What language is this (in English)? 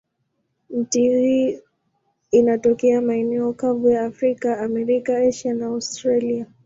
Swahili